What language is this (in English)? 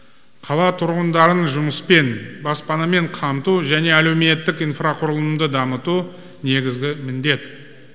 Kazakh